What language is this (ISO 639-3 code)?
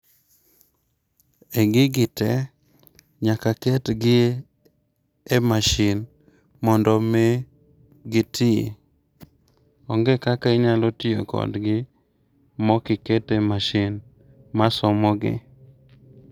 luo